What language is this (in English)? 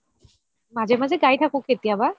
Assamese